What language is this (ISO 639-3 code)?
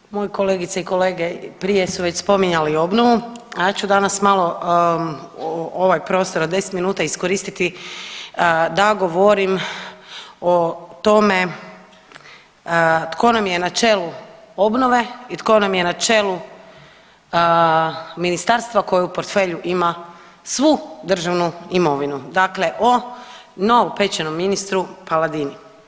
hrv